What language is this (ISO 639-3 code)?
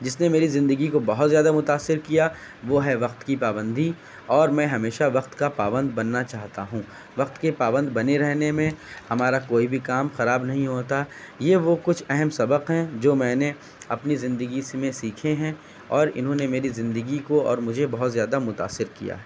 urd